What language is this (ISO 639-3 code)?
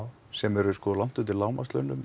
isl